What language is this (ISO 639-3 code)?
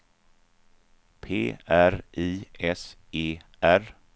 swe